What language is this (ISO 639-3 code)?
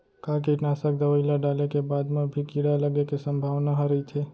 hne